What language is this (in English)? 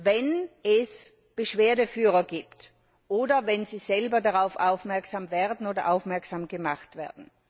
German